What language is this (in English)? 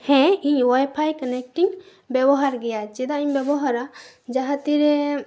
Santali